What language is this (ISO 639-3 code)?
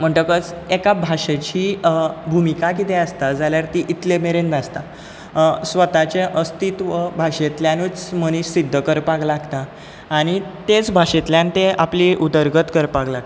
kok